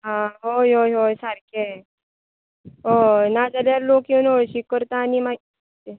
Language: Konkani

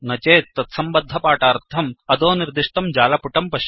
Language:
Sanskrit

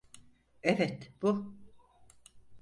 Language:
Turkish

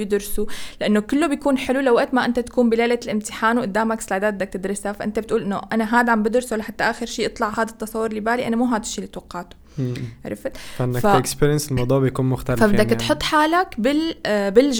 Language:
Arabic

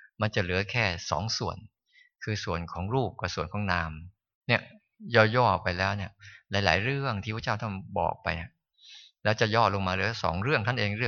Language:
Thai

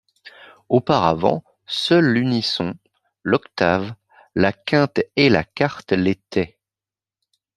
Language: French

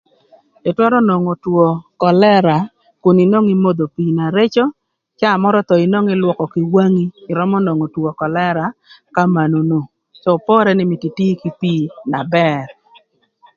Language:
Thur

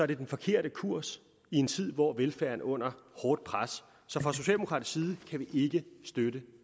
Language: Danish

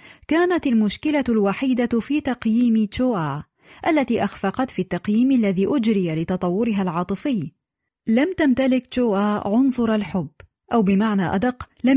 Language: Arabic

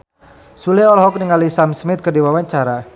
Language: Sundanese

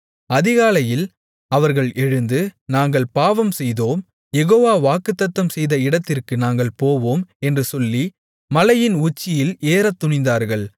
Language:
Tamil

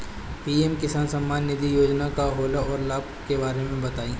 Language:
Bhojpuri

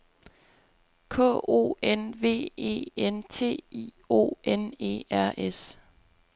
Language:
Danish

